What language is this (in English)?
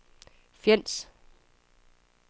Danish